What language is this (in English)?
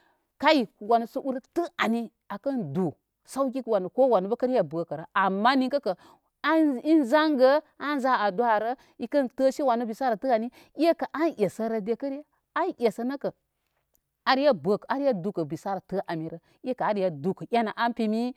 Koma